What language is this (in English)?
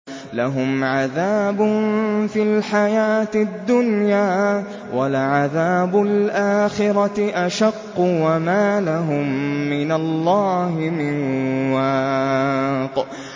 Arabic